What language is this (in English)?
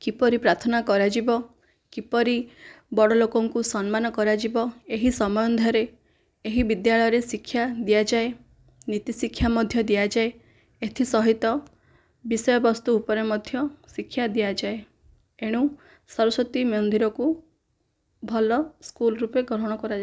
Odia